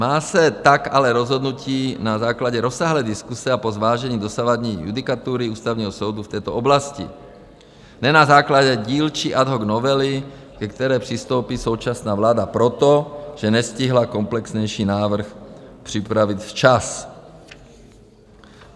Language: Czech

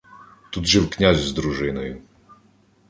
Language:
Ukrainian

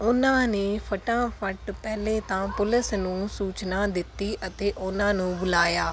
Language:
Punjabi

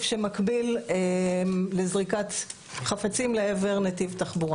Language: Hebrew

